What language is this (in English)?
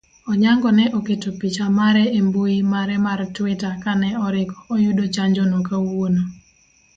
Luo (Kenya and Tanzania)